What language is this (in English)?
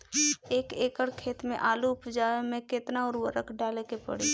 Bhojpuri